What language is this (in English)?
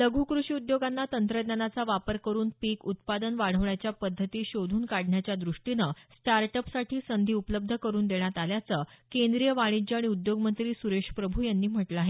Marathi